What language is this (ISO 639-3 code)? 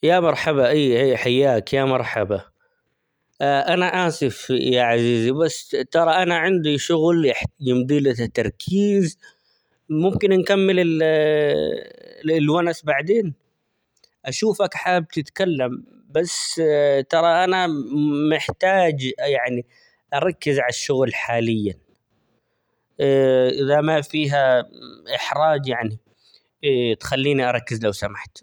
acx